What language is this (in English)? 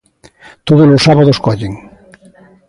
Galician